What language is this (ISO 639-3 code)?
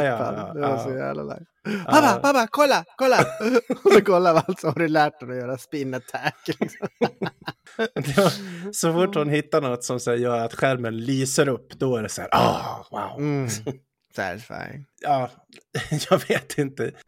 swe